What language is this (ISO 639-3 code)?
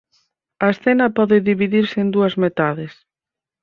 glg